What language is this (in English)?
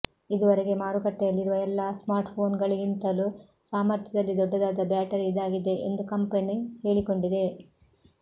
Kannada